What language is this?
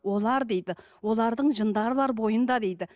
Kazakh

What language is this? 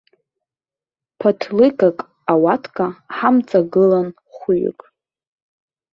Abkhazian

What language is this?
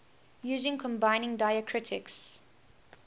English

